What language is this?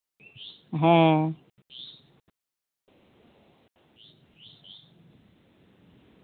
Santali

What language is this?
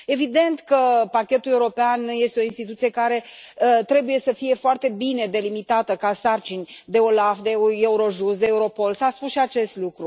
Romanian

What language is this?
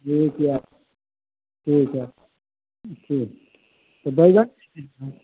Maithili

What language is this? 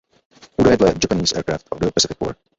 Czech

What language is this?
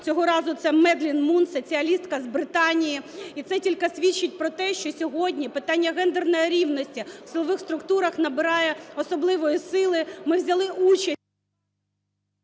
Ukrainian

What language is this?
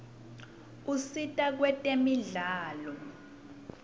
Swati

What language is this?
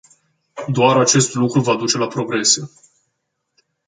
Romanian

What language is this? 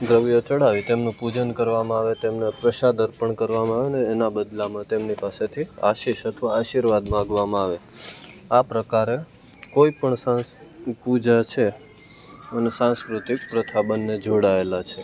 Gujarati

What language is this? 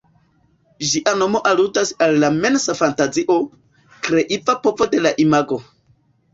Esperanto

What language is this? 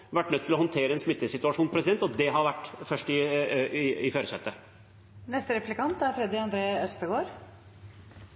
Norwegian Bokmål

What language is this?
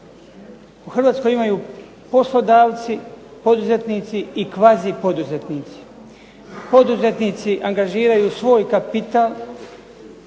Croatian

